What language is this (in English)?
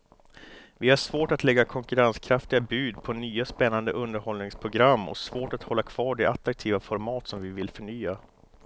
Swedish